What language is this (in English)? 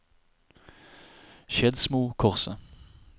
Norwegian